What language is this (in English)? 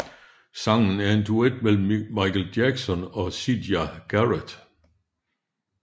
Danish